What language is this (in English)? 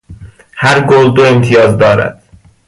Persian